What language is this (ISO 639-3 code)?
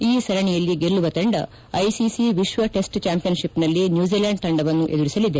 kan